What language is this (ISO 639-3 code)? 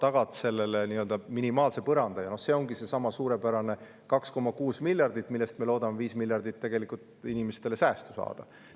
est